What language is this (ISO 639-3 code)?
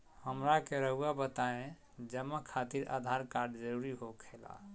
mag